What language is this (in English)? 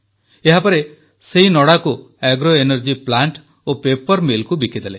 Odia